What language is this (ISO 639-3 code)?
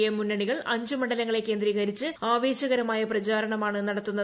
mal